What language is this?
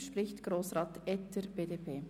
Swiss German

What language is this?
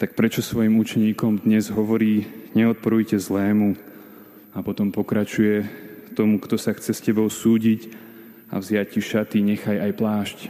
Slovak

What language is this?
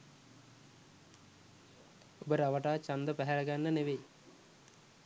Sinhala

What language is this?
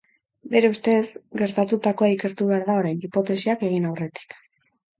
Basque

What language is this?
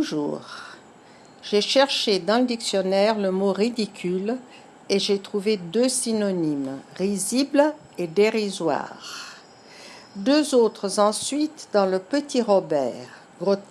French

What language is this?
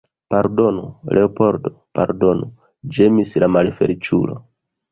Esperanto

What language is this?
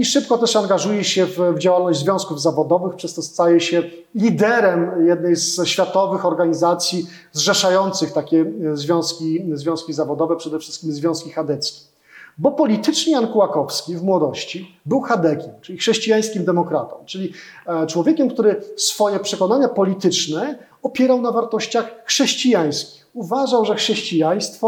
Polish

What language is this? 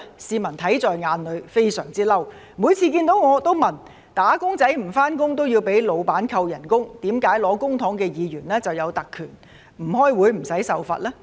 Cantonese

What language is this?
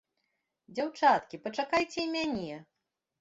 Belarusian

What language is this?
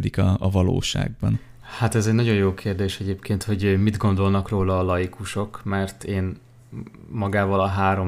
Hungarian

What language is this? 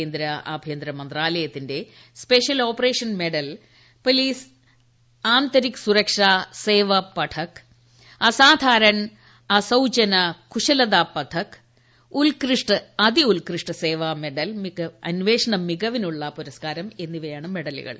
Malayalam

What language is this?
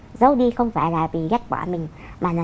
Vietnamese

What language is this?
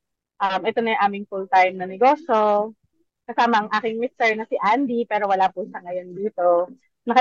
Filipino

